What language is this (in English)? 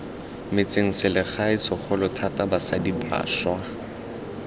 Tswana